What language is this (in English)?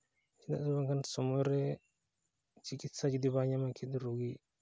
Santali